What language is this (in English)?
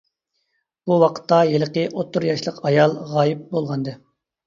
Uyghur